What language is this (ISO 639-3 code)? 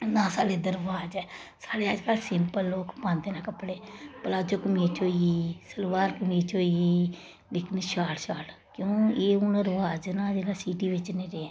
doi